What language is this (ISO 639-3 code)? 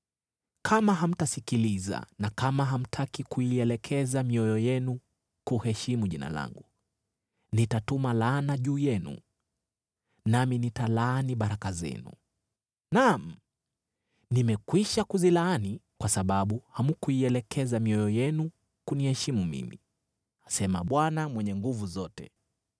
swa